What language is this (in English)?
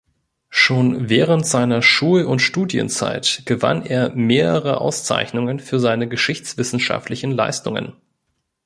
German